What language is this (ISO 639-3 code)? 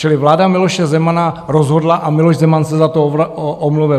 ces